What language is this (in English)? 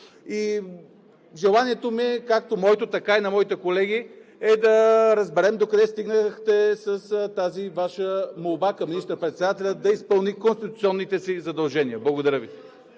Bulgarian